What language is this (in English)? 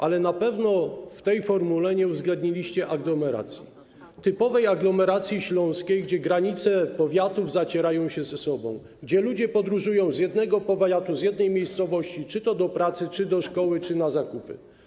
Polish